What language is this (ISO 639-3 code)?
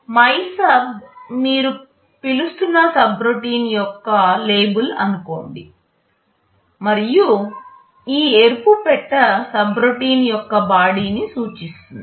tel